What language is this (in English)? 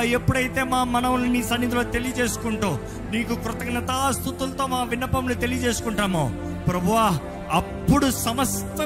Telugu